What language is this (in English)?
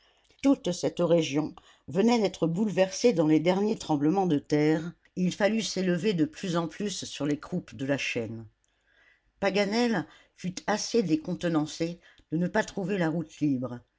French